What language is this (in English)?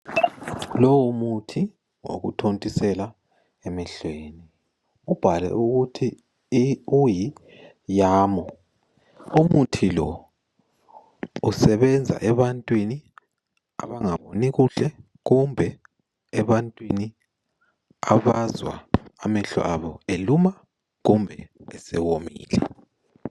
North Ndebele